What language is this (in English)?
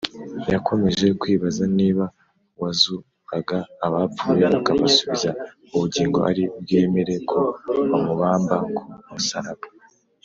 Kinyarwanda